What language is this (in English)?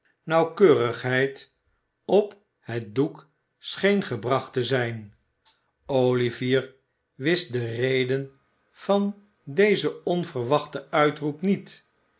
Dutch